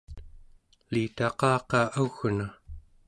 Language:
Central Yupik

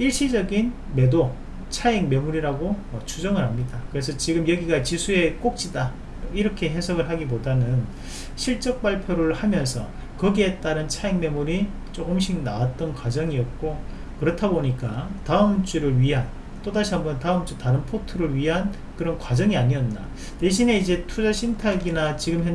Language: Korean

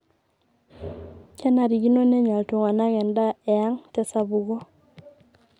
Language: Masai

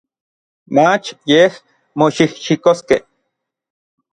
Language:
Orizaba Nahuatl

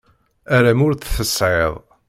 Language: Kabyle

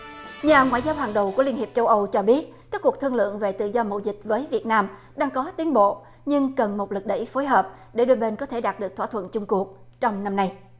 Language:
Vietnamese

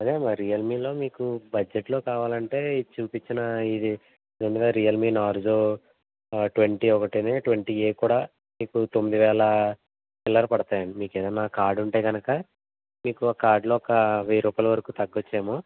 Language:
Telugu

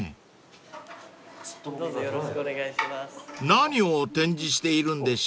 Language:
Japanese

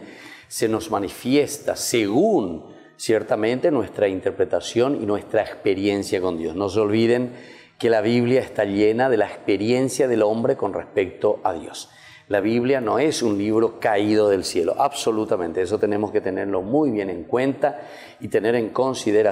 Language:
Spanish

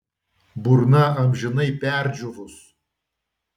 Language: Lithuanian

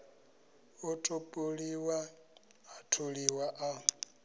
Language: Venda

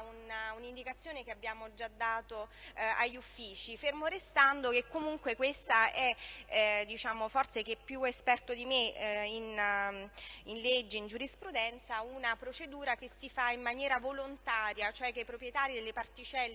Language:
Italian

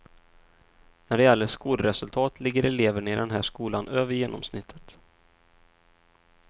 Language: Swedish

